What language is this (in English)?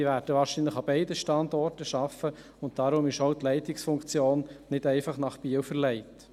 Swiss German